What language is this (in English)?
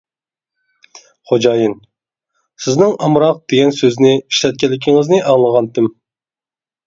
Uyghur